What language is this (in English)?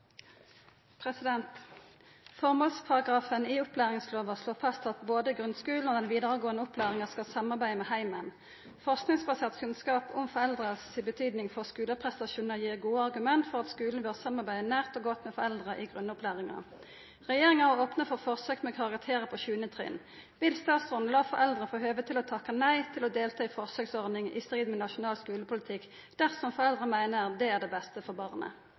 Norwegian Nynorsk